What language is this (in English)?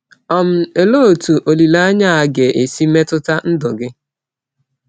Igbo